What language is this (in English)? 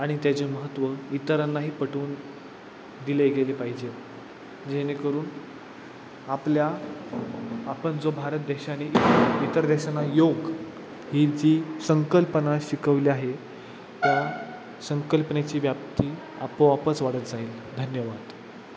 Marathi